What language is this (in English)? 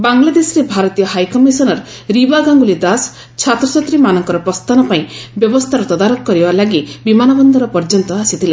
Odia